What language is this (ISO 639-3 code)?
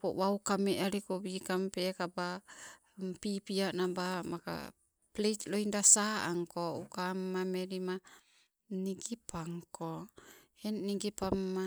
nco